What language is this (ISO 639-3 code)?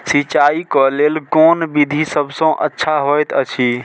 mai